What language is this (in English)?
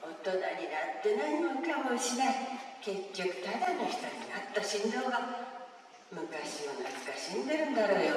Japanese